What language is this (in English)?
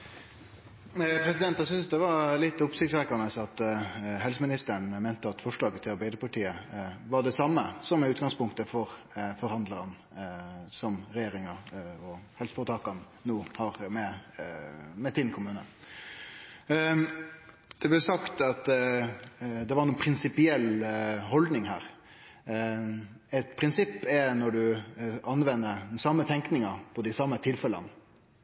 Norwegian Nynorsk